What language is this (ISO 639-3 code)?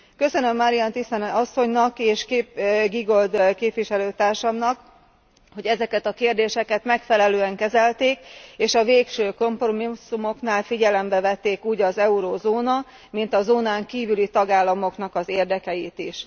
hun